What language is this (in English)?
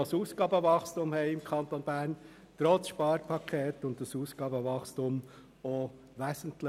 Swiss German